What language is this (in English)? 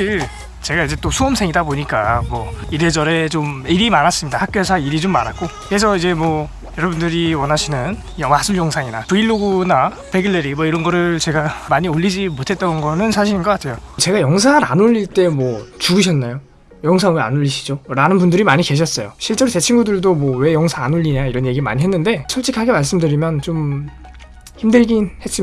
Korean